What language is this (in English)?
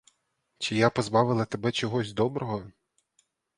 Ukrainian